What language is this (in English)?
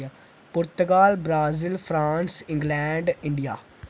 Dogri